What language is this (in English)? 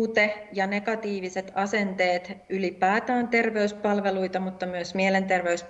Finnish